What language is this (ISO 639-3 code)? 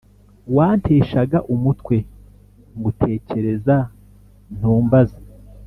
kin